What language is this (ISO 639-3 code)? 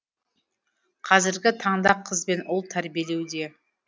kaz